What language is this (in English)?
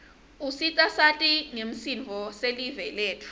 Swati